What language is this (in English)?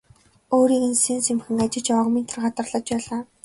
Mongolian